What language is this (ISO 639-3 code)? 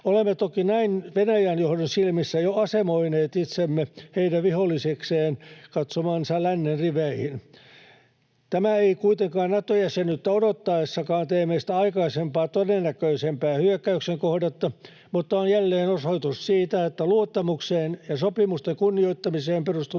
fin